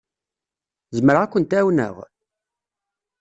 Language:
Kabyle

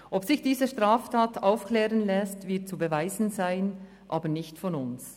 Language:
Swiss German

